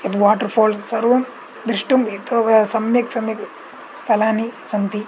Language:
Sanskrit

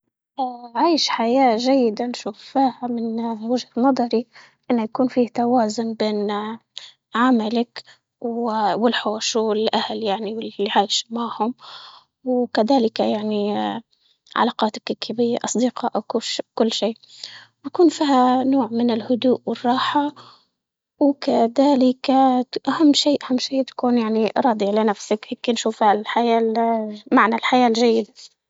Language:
Libyan Arabic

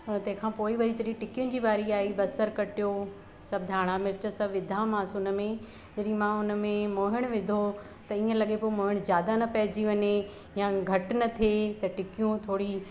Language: Sindhi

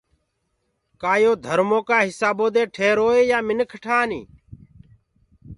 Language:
Gurgula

